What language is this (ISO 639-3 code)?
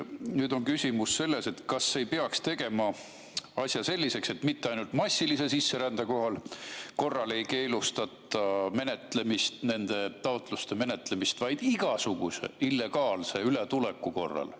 est